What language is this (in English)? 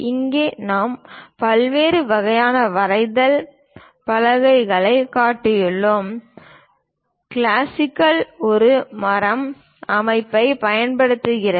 Tamil